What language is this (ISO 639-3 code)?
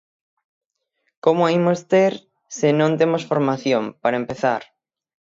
glg